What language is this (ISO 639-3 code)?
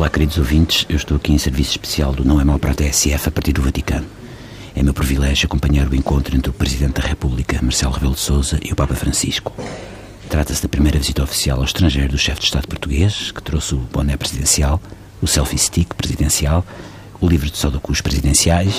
por